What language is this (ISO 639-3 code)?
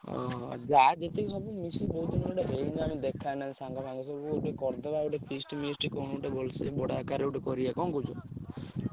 ori